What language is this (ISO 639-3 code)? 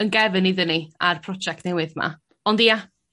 cym